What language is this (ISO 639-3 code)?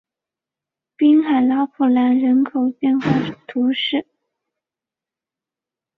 zho